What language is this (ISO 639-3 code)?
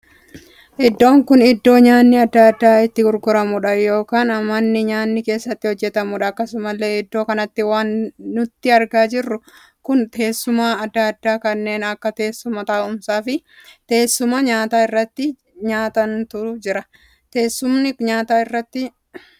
orm